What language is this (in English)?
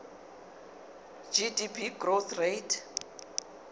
Zulu